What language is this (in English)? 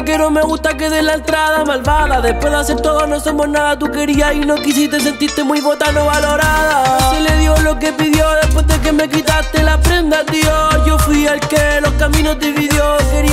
Romanian